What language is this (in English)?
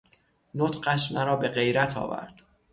Persian